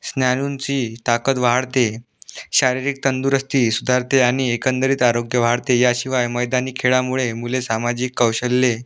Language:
Marathi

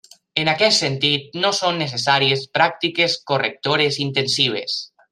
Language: Catalan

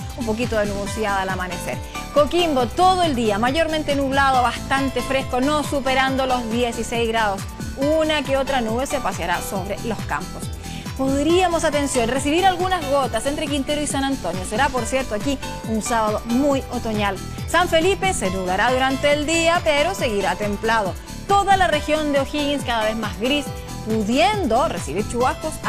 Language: Spanish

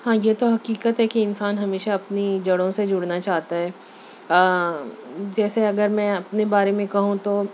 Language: Urdu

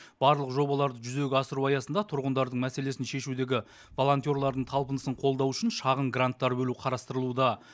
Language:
Kazakh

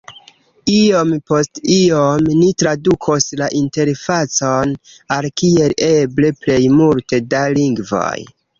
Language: Esperanto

